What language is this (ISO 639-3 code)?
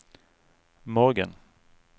nor